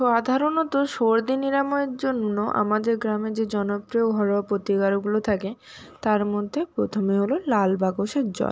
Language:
Bangla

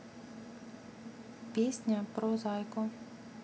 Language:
Russian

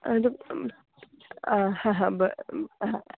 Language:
Konkani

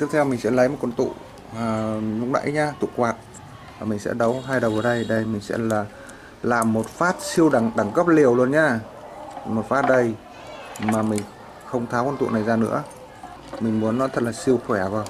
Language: Vietnamese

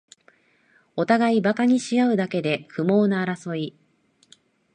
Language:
Japanese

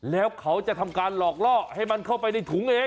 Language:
Thai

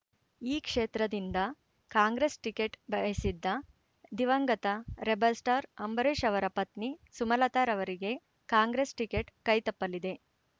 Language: Kannada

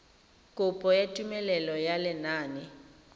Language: Tswana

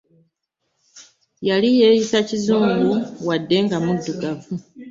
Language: Ganda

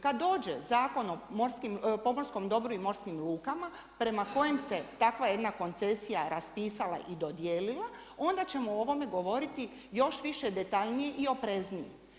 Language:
Croatian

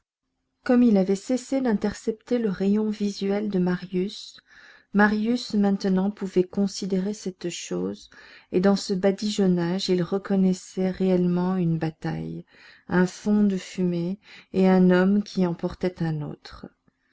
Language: French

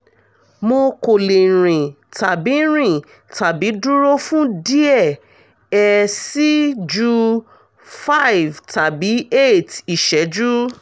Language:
Yoruba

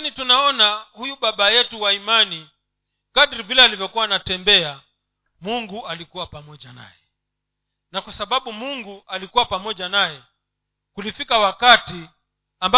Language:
Swahili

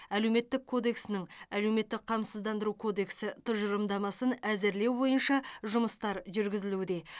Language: Kazakh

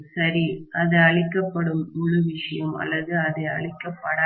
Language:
Tamil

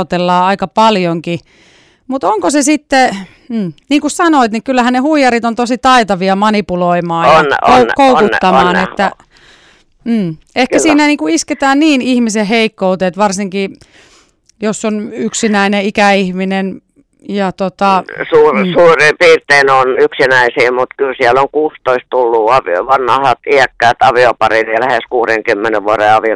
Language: Finnish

